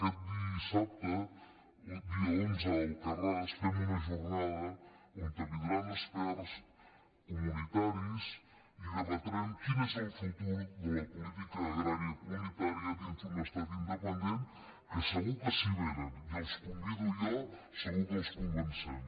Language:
Catalan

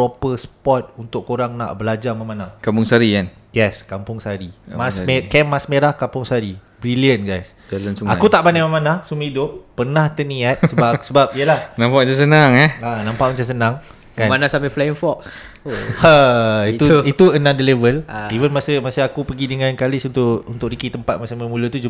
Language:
Malay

